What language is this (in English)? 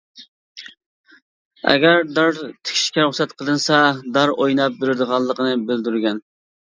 Uyghur